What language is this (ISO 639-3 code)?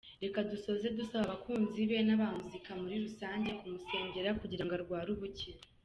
kin